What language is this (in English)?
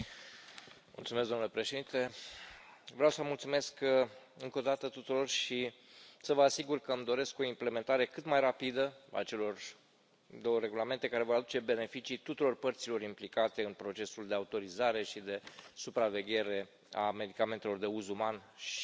Romanian